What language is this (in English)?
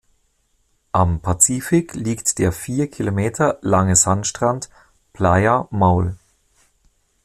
German